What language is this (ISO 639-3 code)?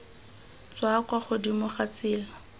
tsn